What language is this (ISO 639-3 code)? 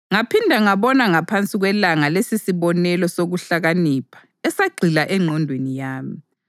nde